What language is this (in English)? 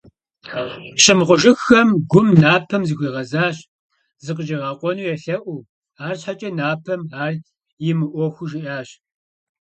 Kabardian